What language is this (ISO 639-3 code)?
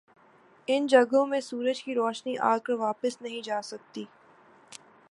urd